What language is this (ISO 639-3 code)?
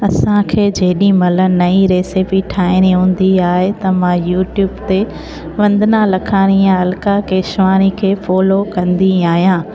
snd